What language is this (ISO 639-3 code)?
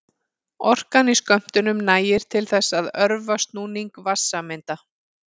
isl